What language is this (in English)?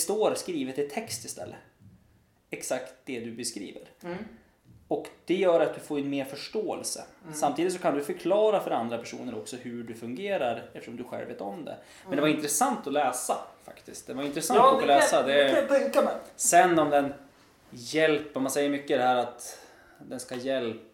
Swedish